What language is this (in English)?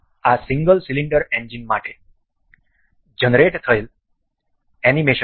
Gujarati